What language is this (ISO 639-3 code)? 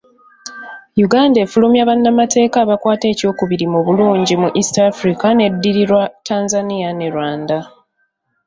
lug